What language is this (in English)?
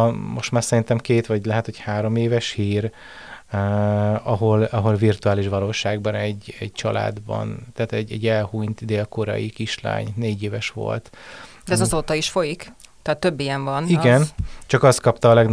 Hungarian